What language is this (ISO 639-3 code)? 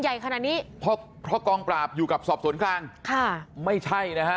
tha